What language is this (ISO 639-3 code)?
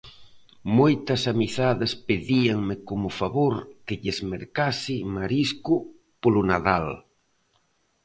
glg